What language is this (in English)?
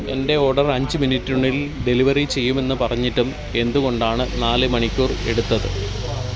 Malayalam